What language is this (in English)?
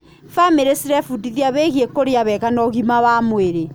Kikuyu